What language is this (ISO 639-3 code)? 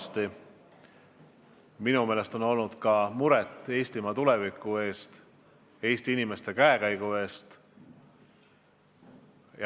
est